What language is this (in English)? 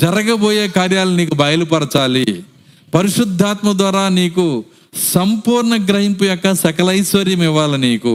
Telugu